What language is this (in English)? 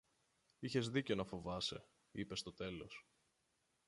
Greek